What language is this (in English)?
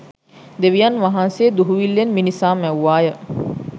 Sinhala